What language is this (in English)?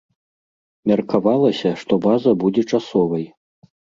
Belarusian